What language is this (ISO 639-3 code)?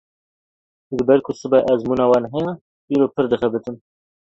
kur